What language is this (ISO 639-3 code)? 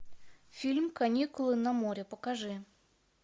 rus